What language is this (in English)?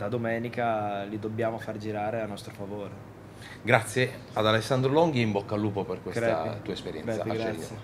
Italian